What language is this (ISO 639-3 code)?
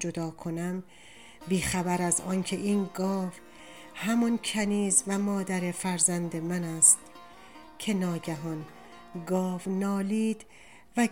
fas